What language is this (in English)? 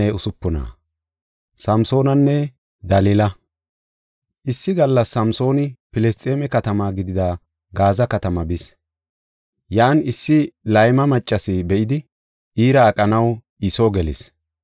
Gofa